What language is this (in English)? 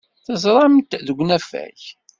Kabyle